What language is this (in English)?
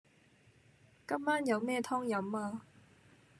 Cantonese